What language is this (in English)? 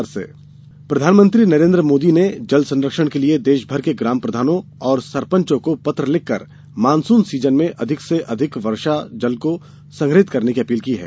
Hindi